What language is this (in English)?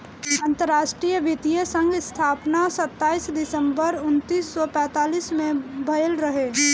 Bhojpuri